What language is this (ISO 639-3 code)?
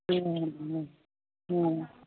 mai